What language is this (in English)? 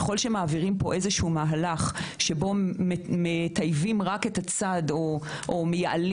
Hebrew